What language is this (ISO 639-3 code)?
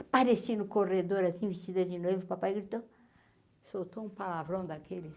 por